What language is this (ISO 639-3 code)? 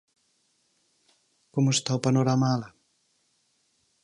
glg